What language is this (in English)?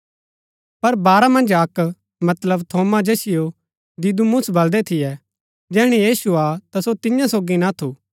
Gaddi